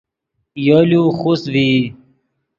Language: Yidgha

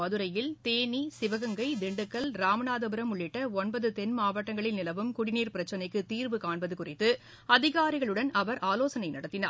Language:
Tamil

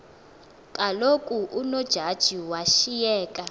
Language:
Xhosa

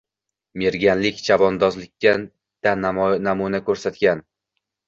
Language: Uzbek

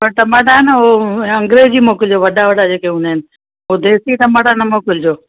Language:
Sindhi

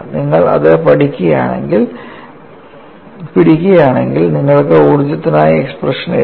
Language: Malayalam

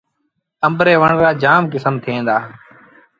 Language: Sindhi Bhil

